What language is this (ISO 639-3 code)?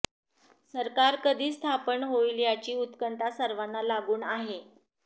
mar